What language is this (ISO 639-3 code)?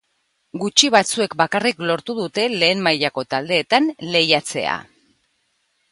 eus